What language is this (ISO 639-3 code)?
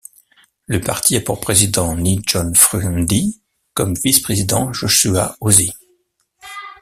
fra